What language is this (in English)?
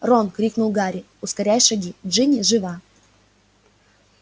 Russian